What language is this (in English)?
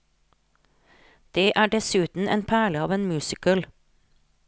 Norwegian